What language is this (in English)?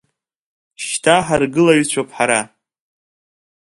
Abkhazian